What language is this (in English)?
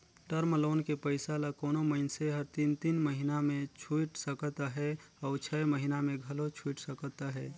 Chhattisgarhi